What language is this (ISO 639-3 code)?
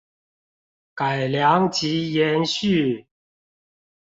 zho